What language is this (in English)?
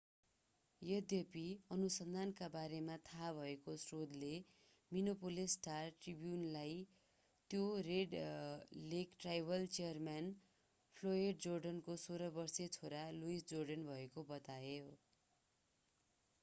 Nepali